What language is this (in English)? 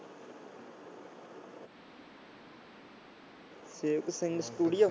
Punjabi